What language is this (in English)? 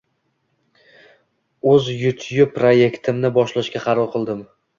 Uzbek